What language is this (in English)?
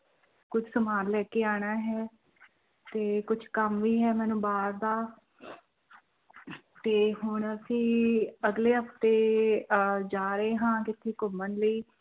Punjabi